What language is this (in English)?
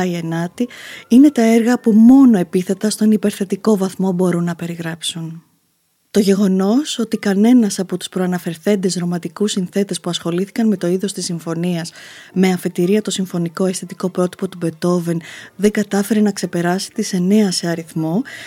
Greek